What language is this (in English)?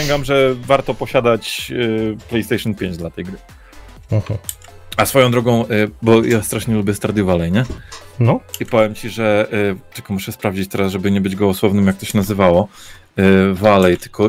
Polish